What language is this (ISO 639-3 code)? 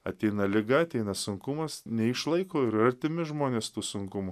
lit